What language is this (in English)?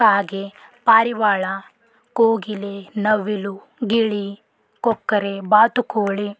Kannada